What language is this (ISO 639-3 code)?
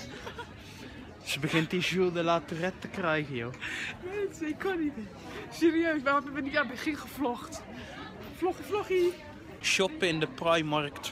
nld